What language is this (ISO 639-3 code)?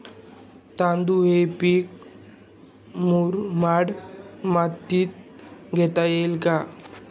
mar